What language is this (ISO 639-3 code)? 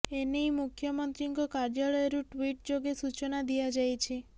ori